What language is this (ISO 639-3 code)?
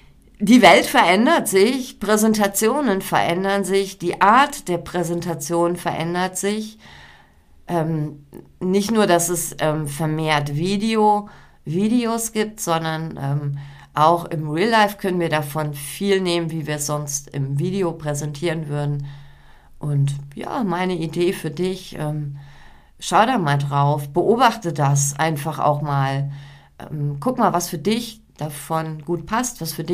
deu